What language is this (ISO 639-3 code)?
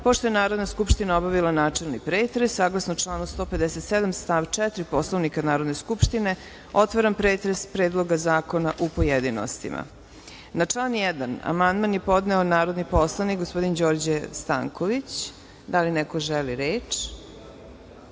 srp